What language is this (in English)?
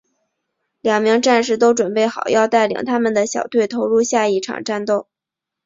Chinese